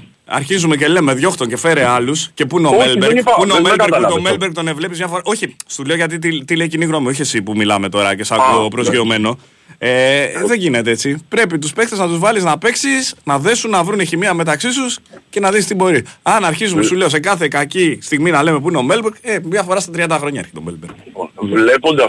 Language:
Greek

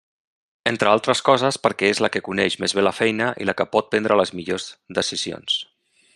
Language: Catalan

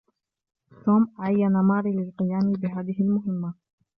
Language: Arabic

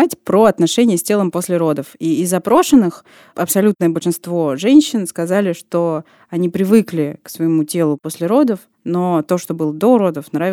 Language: Russian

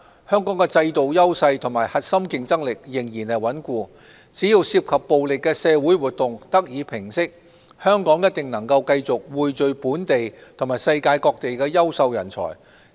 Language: Cantonese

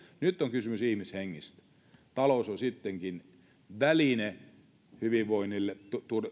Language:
Finnish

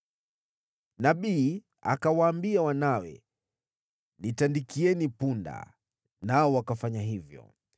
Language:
Swahili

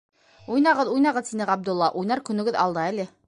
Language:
Bashkir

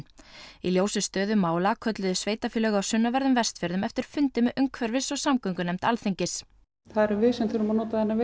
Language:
Icelandic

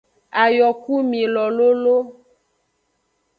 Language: Aja (Benin)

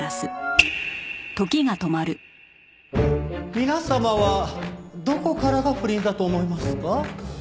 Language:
Japanese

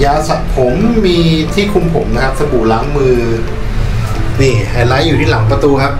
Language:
Thai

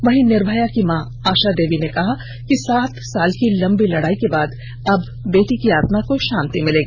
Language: Hindi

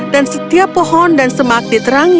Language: Indonesian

